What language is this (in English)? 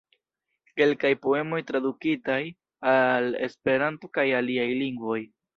Esperanto